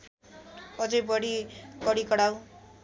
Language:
Nepali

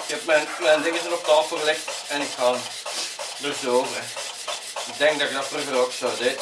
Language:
Dutch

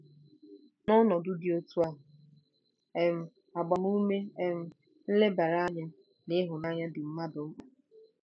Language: Igbo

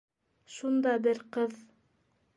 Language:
Bashkir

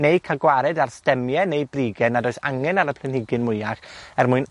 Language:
Welsh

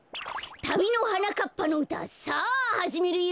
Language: Japanese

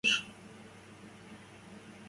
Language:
Western Mari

